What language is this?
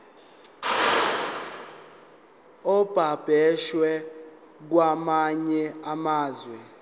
Zulu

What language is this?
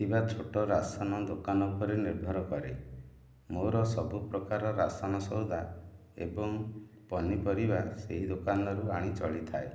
Odia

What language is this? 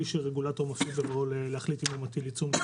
Hebrew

